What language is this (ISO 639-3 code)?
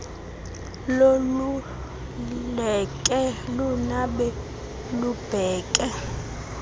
xho